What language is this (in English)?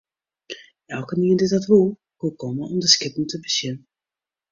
Western Frisian